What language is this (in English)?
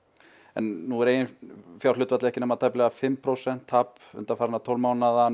Icelandic